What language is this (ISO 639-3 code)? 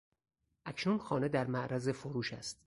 fas